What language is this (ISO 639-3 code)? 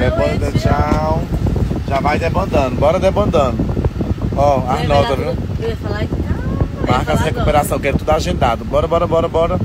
por